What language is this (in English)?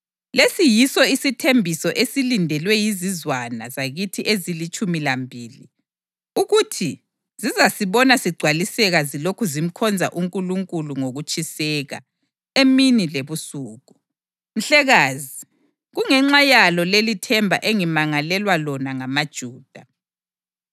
North Ndebele